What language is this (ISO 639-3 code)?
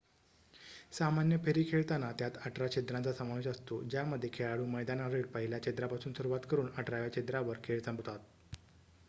mar